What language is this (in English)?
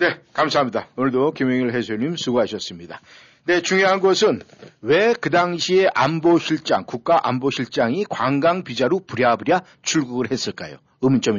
Korean